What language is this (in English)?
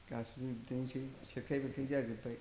Bodo